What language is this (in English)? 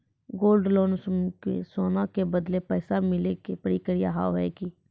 Maithili